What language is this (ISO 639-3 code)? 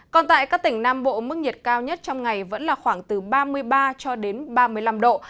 vie